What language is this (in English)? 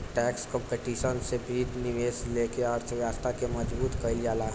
Bhojpuri